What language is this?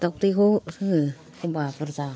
Bodo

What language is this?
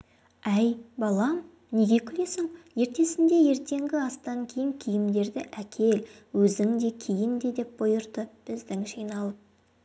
Kazakh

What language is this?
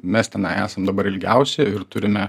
Lithuanian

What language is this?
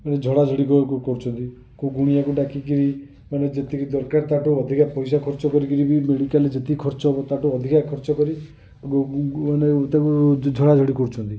Odia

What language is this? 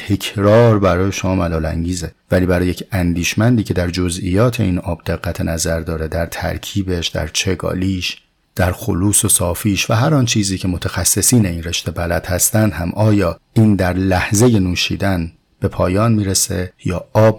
Persian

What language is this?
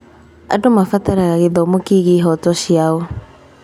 Kikuyu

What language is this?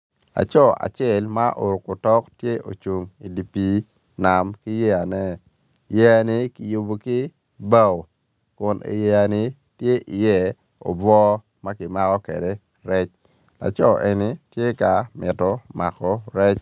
Acoli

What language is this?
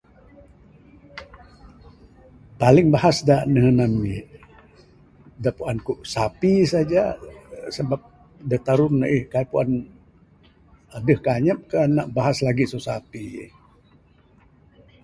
Bukar-Sadung Bidayuh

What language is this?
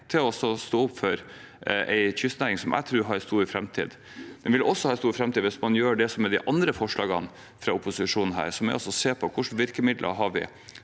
Norwegian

